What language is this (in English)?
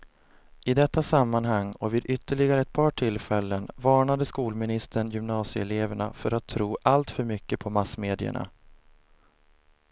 Swedish